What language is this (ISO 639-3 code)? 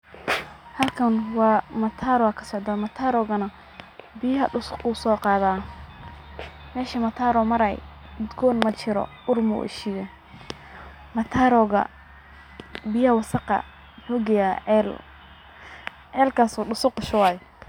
som